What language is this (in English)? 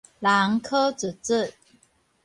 Min Nan Chinese